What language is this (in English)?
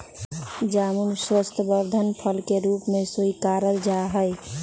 Magahi